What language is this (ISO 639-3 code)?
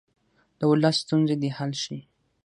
pus